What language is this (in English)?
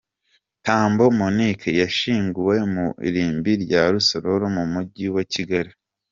Kinyarwanda